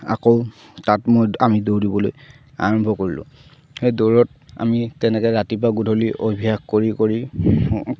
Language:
Assamese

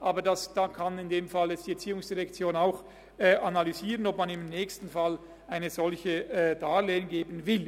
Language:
Swiss German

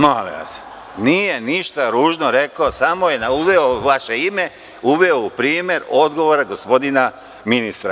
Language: Serbian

